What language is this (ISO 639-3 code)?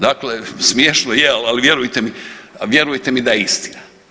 hrv